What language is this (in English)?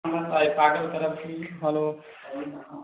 Maithili